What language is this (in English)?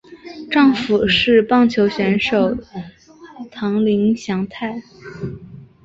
Chinese